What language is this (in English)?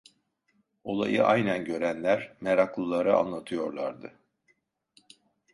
Turkish